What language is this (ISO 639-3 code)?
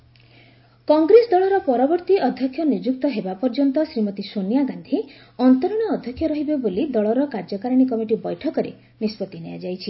ori